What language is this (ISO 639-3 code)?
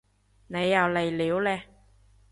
yue